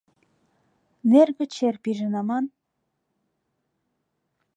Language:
Mari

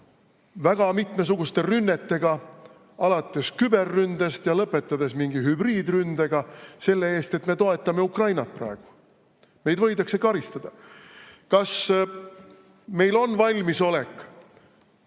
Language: Estonian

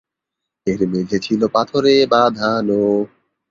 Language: Bangla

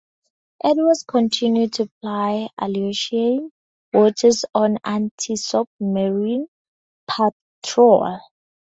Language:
English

